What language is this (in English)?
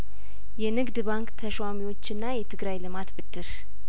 Amharic